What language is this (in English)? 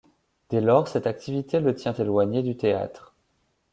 French